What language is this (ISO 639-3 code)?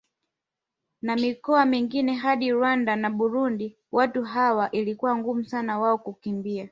swa